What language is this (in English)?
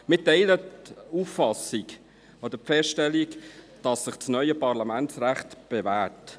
Swiss German